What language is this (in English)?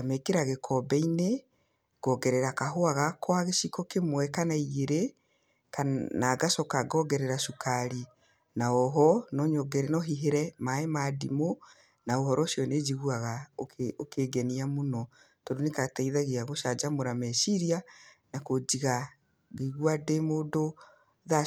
Kikuyu